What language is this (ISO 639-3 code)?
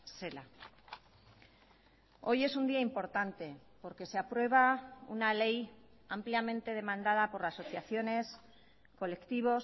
spa